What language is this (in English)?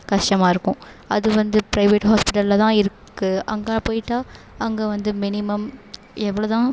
Tamil